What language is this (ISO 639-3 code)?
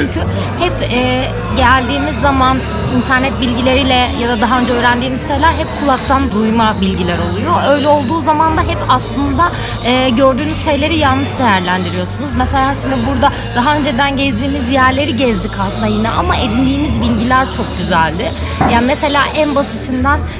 tur